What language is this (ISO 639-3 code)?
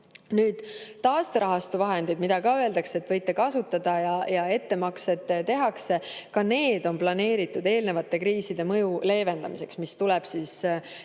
est